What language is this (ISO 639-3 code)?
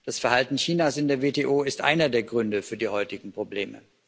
deu